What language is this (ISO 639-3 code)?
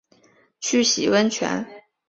zho